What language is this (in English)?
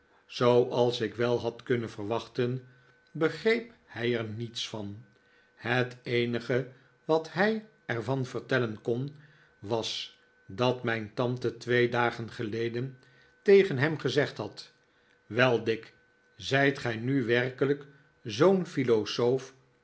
Dutch